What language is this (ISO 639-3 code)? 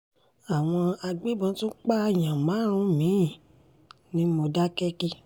yor